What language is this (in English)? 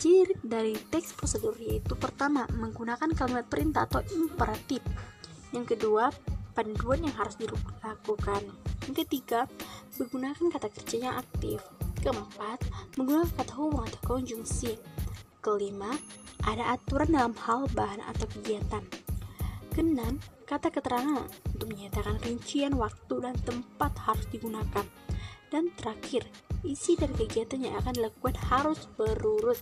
Indonesian